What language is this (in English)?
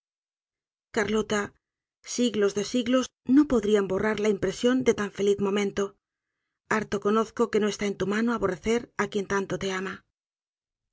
Spanish